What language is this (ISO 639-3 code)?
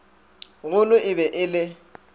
nso